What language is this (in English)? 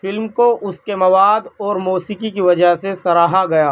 Urdu